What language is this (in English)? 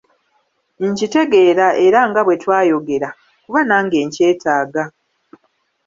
Ganda